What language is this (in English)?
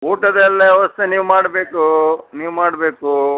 Kannada